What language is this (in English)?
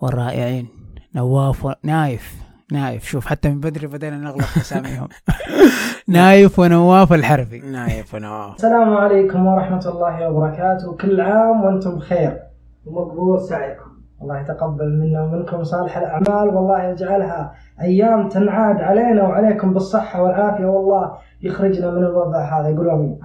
Arabic